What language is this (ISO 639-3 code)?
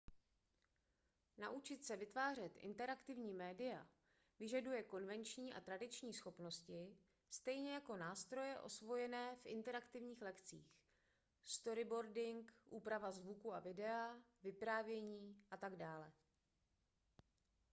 ces